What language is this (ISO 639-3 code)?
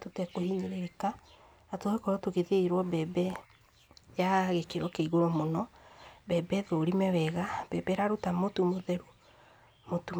kik